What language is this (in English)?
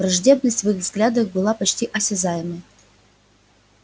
Russian